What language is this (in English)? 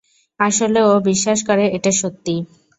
Bangla